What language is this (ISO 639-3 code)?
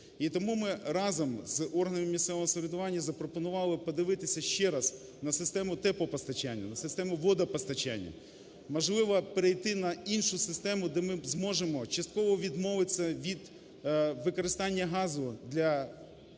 ukr